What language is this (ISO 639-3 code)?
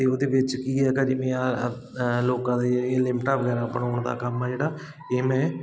pan